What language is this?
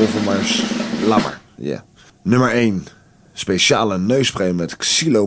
Dutch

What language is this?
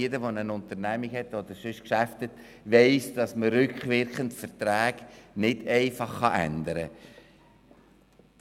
Swiss German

